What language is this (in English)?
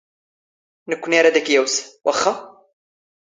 Standard Moroccan Tamazight